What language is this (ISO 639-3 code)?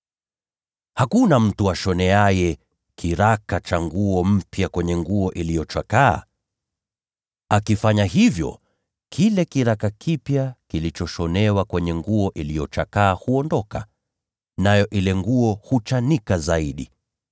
swa